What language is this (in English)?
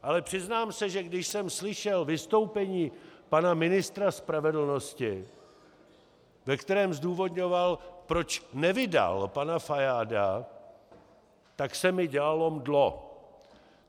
Czech